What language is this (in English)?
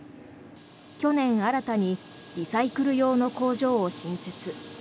Japanese